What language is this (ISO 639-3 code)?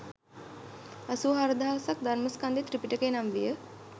sin